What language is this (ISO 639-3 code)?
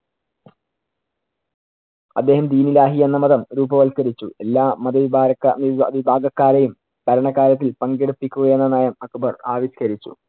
mal